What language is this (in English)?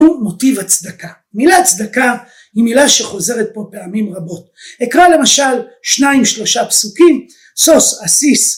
Hebrew